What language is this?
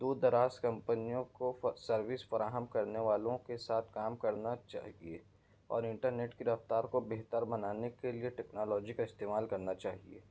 Urdu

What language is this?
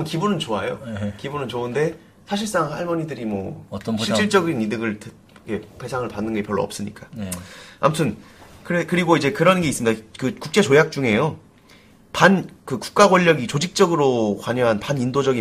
Korean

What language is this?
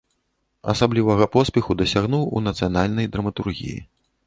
Belarusian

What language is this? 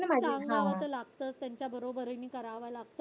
Marathi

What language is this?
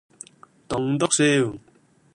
Cantonese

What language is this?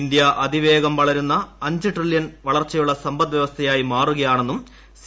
Malayalam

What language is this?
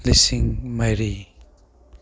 Manipuri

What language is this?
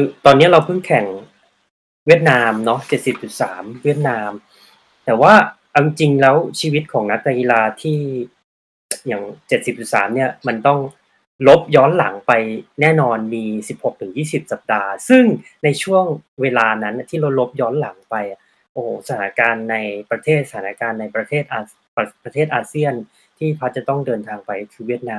Thai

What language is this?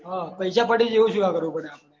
Gujarati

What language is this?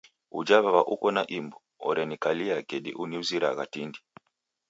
Taita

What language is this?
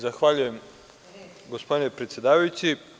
Serbian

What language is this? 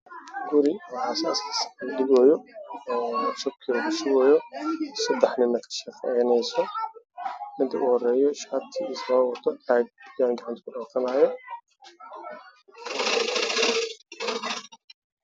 Somali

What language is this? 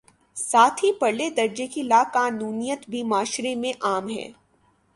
Urdu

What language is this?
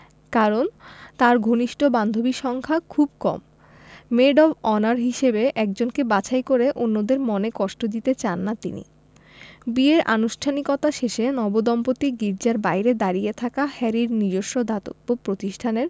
Bangla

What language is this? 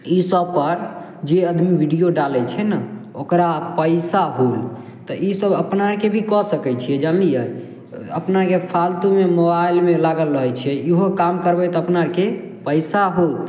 Maithili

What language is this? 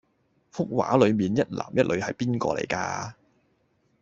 Cantonese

